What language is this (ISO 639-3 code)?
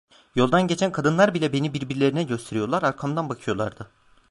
tur